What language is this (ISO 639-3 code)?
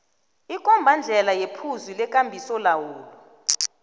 nbl